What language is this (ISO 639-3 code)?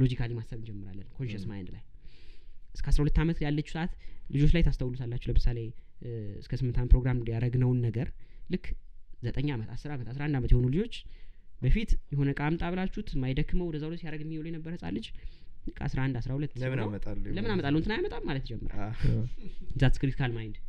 amh